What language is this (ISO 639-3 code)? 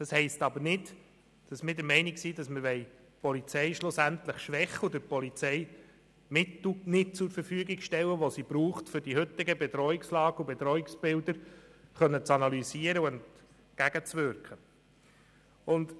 gsw